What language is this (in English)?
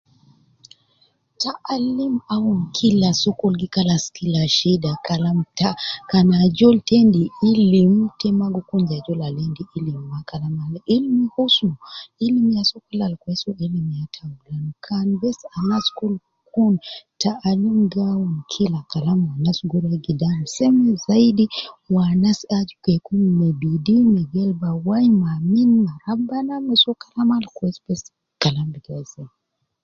Nubi